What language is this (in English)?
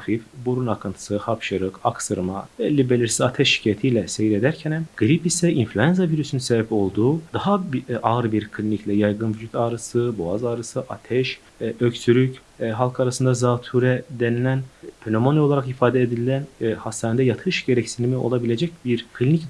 Turkish